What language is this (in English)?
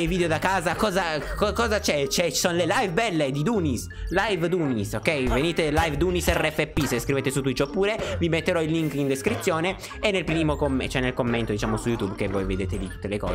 Italian